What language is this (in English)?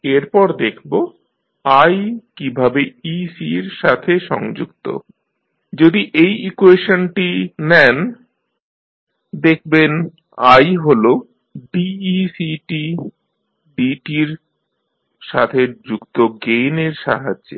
Bangla